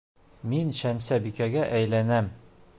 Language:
Bashkir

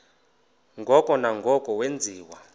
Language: Xhosa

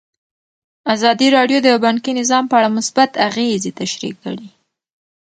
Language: Pashto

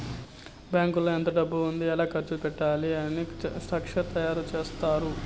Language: Telugu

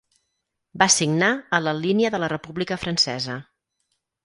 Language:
Catalan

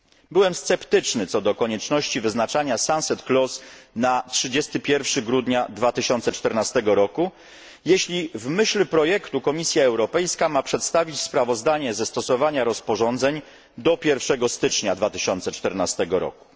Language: Polish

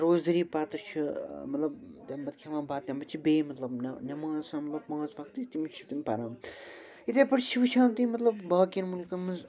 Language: Kashmiri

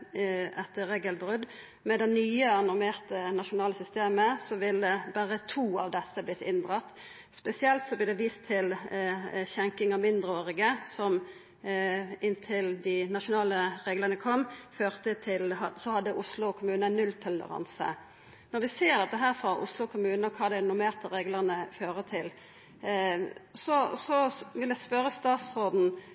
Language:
Norwegian Nynorsk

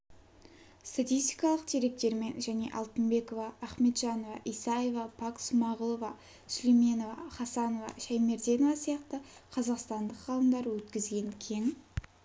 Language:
Kazakh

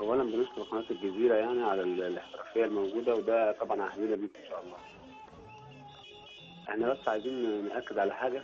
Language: Arabic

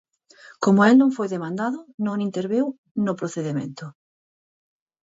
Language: Galician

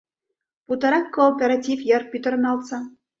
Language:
Mari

